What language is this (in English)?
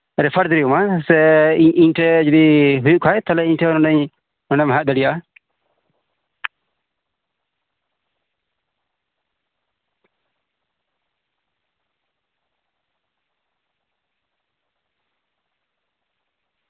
Santali